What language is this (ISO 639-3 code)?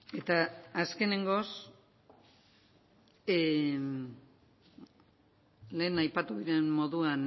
eus